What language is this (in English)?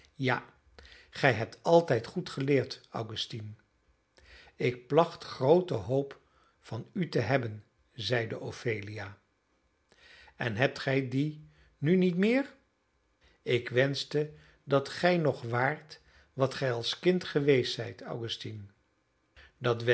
Dutch